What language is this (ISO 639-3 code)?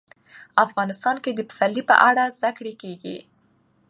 pus